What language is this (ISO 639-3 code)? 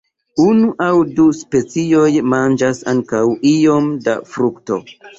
epo